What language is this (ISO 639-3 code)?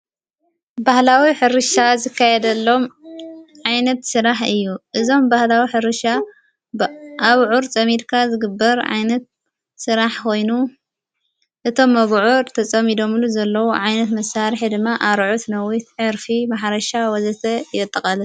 tir